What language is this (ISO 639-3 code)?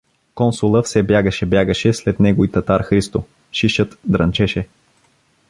bul